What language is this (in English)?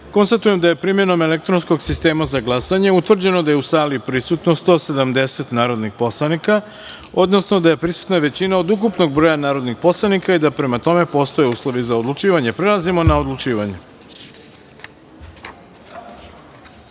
Serbian